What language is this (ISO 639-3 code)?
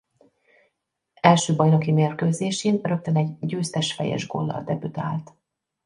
hun